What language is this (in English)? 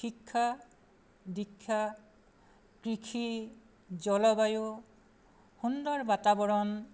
Assamese